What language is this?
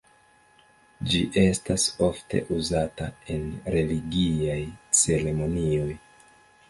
Esperanto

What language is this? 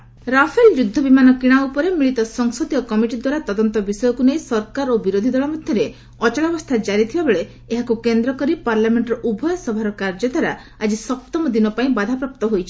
Odia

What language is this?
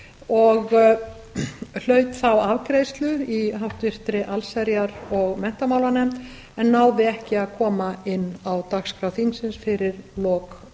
Icelandic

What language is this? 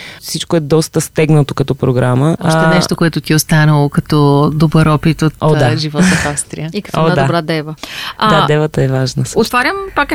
Bulgarian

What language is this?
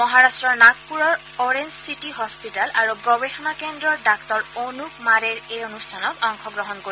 Assamese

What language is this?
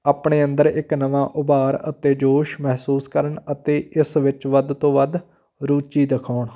Punjabi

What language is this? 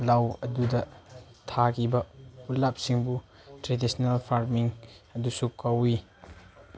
Manipuri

